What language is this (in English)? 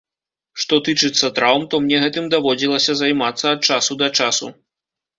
Belarusian